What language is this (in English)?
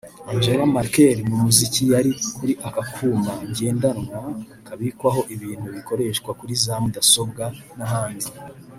Kinyarwanda